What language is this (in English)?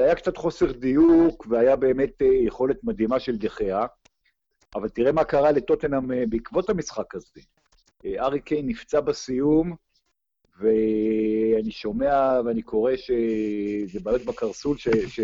Hebrew